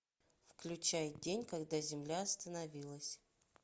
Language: Russian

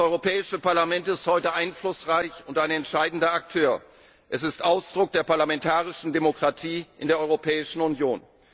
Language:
German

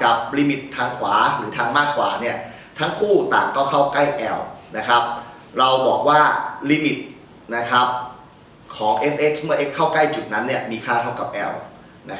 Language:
Thai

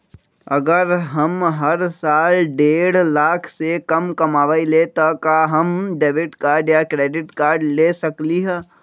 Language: Magahi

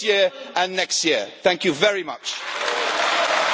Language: Italian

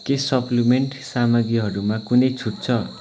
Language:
Nepali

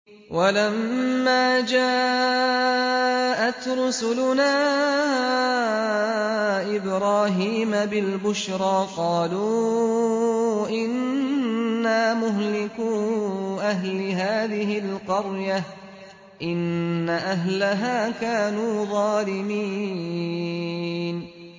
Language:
Arabic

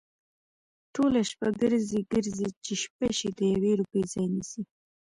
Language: Pashto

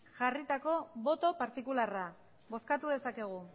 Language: Basque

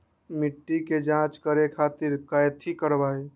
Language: Magahi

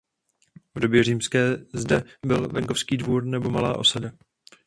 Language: Czech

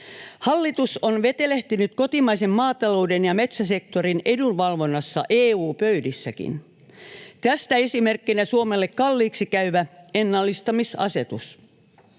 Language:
Finnish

